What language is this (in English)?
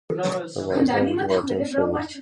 Pashto